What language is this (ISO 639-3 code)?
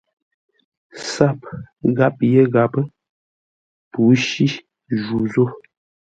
nla